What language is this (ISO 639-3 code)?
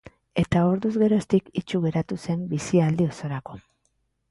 eus